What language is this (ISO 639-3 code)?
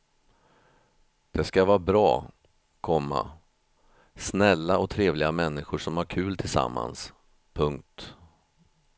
swe